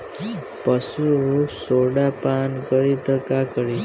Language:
Bhojpuri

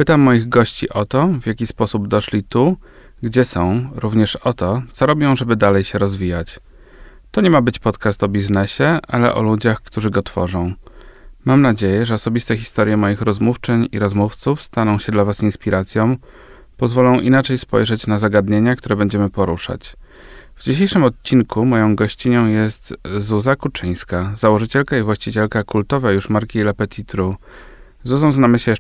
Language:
Polish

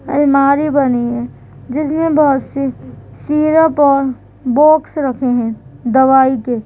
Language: Hindi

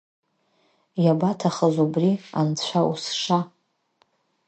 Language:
Abkhazian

